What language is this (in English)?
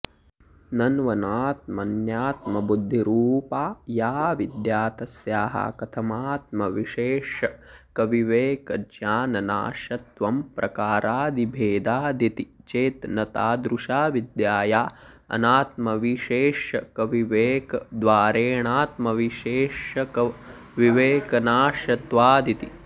Sanskrit